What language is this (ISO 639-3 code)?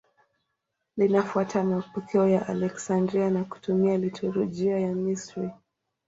swa